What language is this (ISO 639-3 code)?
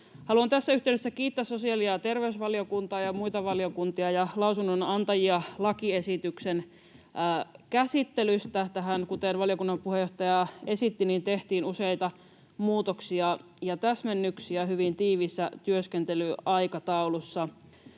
fin